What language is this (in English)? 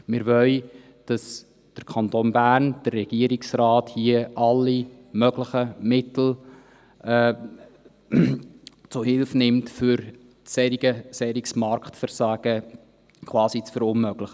Swiss German